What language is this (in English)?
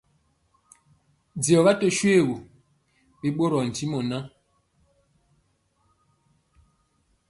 Mpiemo